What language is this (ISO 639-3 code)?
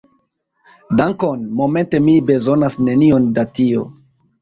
epo